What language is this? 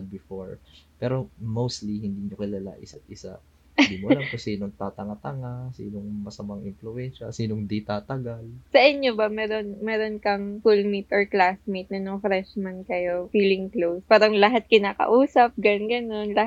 Filipino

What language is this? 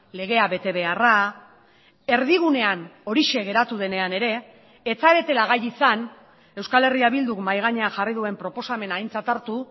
Basque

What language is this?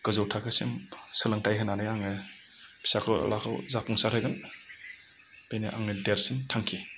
Bodo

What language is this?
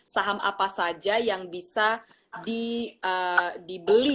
Indonesian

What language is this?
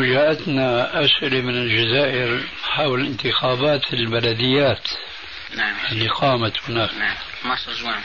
Arabic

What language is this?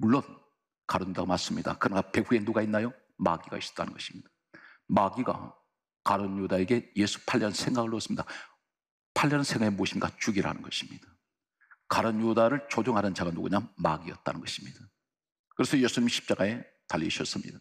Korean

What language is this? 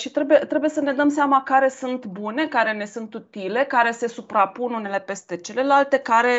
Romanian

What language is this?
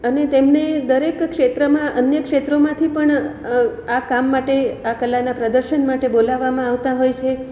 Gujarati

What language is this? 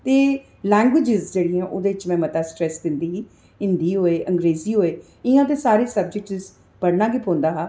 Dogri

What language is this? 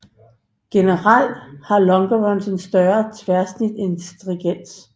Danish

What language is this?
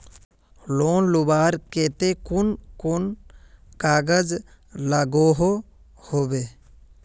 Magahi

